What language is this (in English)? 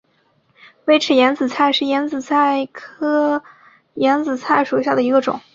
Chinese